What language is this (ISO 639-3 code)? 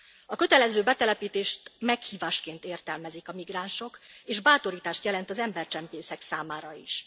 hun